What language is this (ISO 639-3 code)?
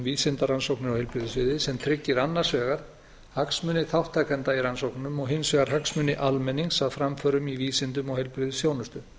isl